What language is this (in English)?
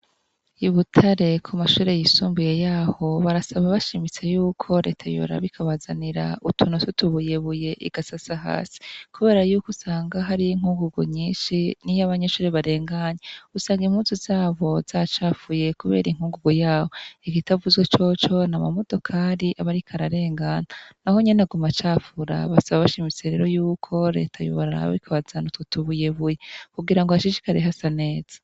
Rundi